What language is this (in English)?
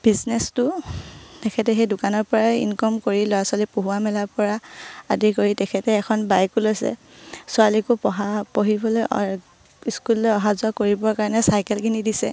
Assamese